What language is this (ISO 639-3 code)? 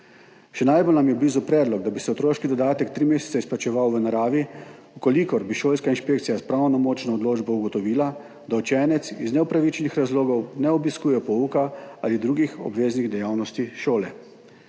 slv